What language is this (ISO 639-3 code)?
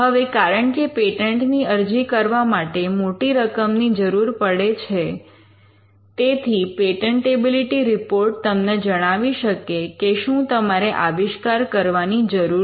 guj